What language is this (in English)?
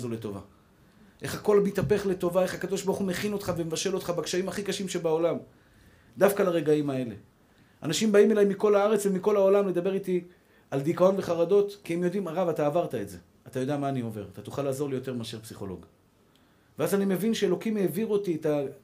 Hebrew